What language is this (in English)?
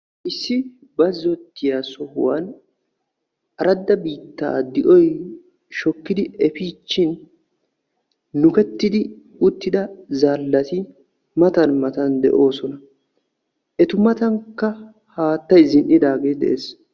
Wolaytta